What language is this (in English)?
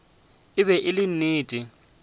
Northern Sotho